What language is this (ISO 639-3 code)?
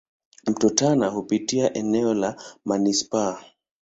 swa